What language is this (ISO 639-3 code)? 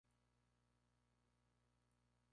spa